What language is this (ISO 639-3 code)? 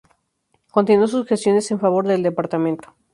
spa